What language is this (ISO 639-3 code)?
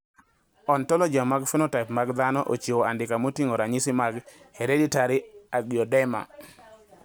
luo